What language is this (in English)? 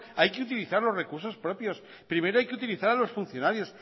Spanish